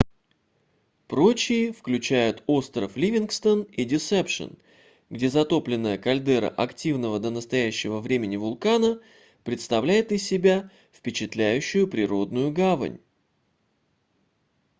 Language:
Russian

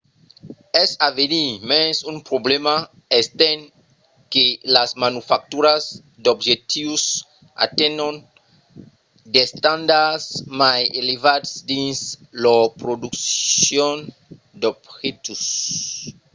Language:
Occitan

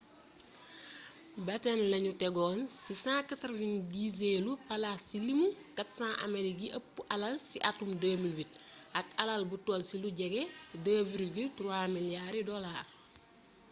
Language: Wolof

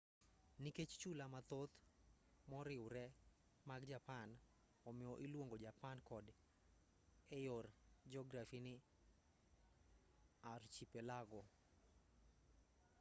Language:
Luo (Kenya and Tanzania)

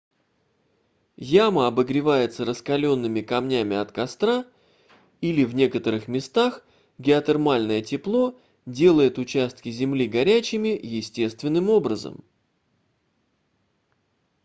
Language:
Russian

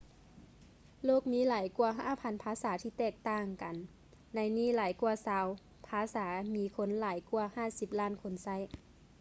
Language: Lao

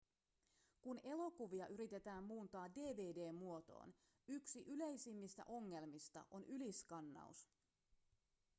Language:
Finnish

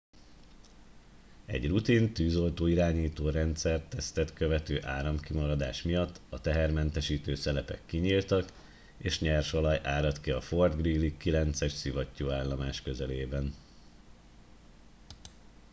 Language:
Hungarian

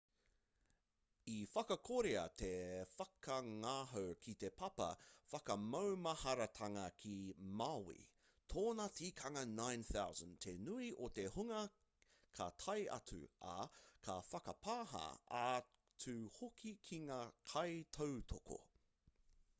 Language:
Māori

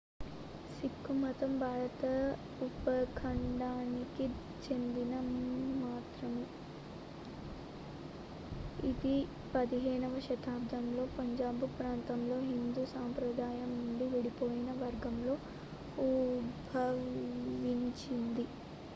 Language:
Telugu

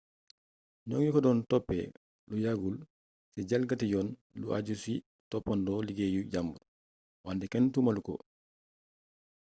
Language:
Wolof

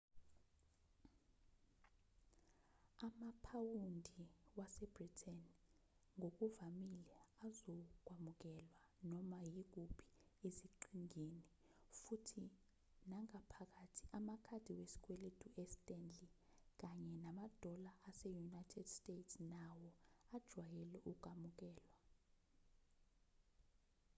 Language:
Zulu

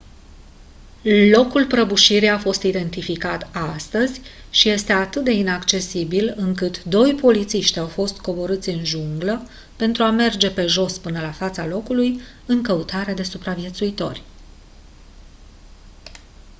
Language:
Romanian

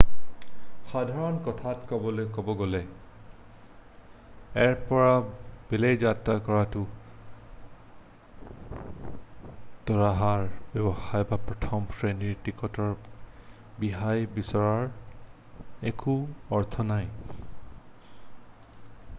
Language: Assamese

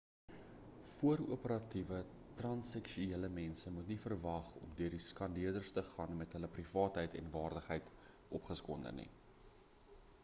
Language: Afrikaans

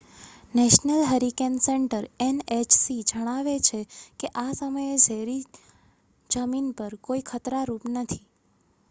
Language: Gujarati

